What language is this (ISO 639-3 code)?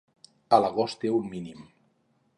cat